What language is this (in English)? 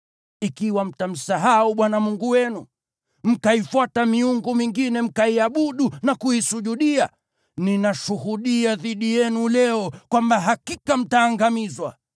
Swahili